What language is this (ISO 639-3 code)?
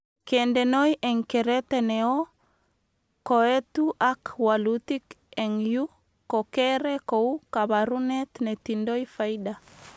kln